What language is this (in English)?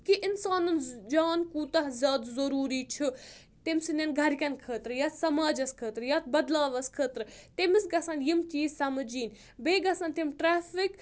Kashmiri